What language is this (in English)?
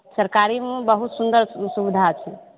Maithili